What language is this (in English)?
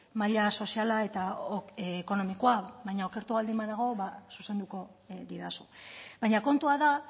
Basque